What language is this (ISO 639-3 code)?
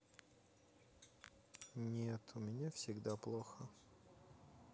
rus